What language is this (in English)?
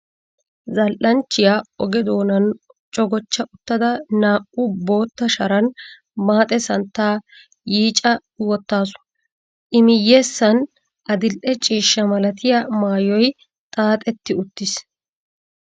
Wolaytta